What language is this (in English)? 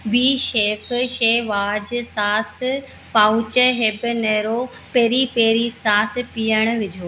Sindhi